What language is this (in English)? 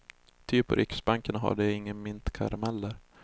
Swedish